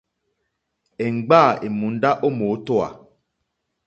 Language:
Mokpwe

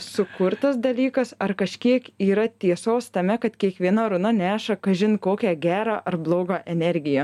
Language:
Lithuanian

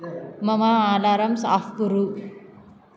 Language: Sanskrit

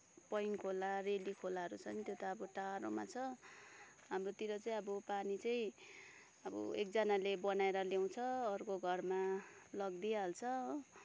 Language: Nepali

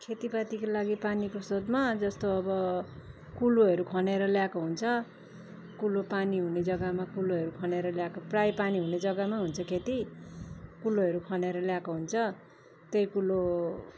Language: Nepali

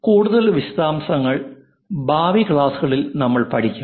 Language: Malayalam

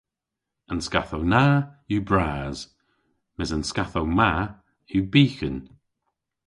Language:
Cornish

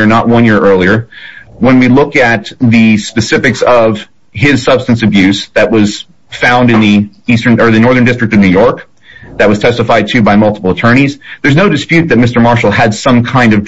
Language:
English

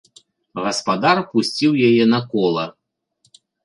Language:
Belarusian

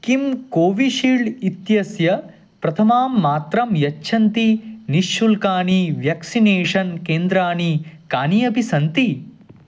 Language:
Sanskrit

